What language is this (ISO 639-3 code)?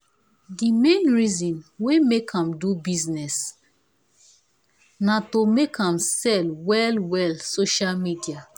pcm